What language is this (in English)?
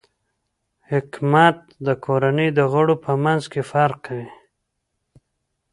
Pashto